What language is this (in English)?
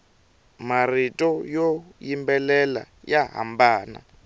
Tsonga